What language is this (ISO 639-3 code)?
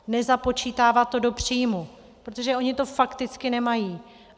ces